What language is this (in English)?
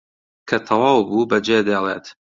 Central Kurdish